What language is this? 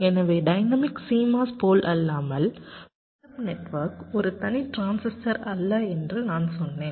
Tamil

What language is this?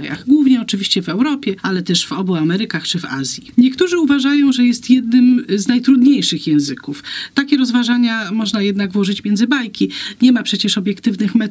Polish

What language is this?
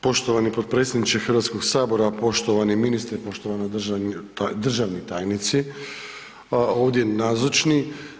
Croatian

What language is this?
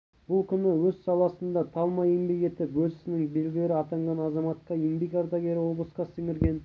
Kazakh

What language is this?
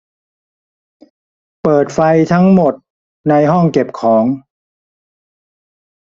Thai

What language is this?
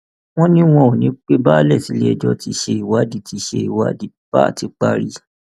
Yoruba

